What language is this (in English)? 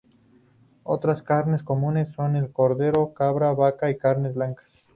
Spanish